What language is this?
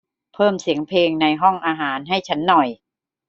Thai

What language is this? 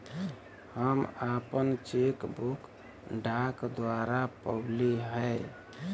Bhojpuri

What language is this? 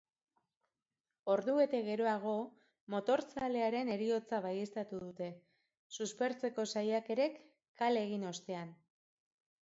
Basque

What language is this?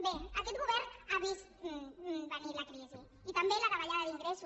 Catalan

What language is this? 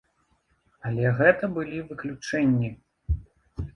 Belarusian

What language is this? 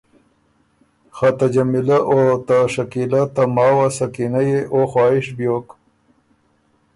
Ormuri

